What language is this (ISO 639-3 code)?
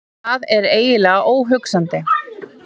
isl